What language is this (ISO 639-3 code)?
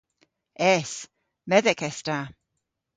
cor